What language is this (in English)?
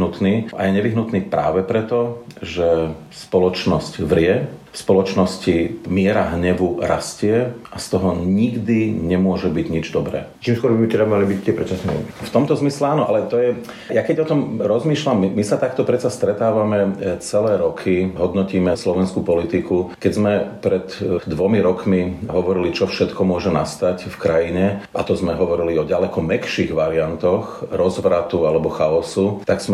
Slovak